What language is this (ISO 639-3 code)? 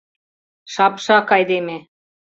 chm